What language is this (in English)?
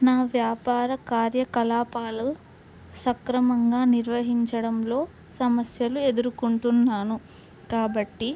Telugu